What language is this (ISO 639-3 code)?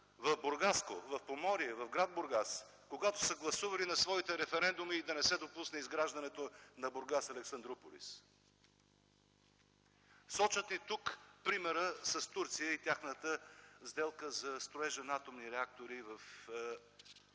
bul